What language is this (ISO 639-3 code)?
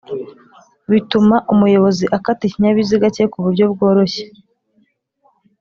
kin